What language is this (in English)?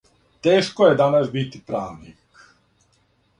Serbian